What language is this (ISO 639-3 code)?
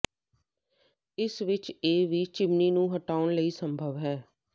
pan